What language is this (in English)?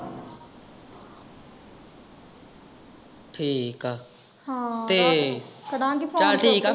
Punjabi